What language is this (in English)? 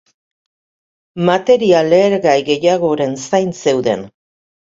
Basque